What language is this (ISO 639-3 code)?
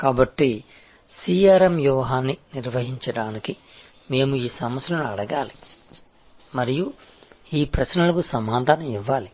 tel